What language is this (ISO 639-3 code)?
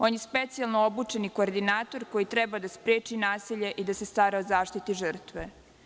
srp